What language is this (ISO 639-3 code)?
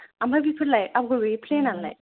brx